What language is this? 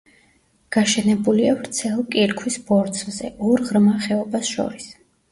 Georgian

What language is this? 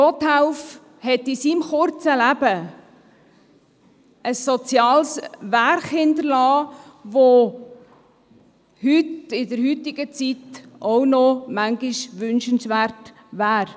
Swiss German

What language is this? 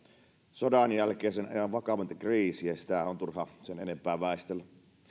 Finnish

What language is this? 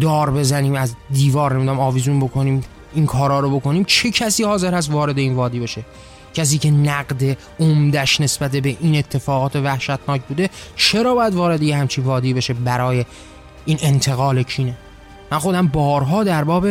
Persian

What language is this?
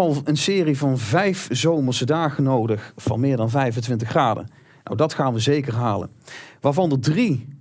Dutch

